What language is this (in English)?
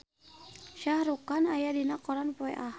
Sundanese